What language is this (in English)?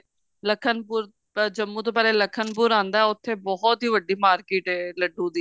Punjabi